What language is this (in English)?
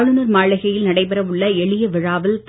Tamil